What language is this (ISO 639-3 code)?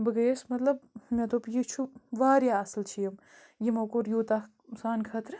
kas